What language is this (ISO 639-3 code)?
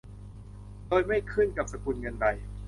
tha